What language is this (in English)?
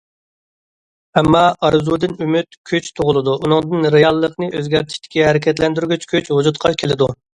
Uyghur